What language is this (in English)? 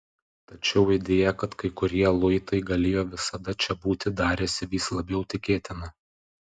Lithuanian